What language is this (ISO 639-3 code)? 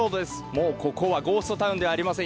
jpn